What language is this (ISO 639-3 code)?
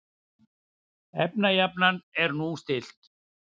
isl